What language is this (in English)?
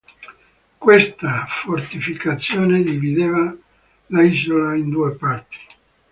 Italian